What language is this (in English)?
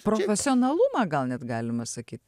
Lithuanian